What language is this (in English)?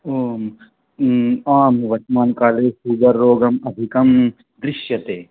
Sanskrit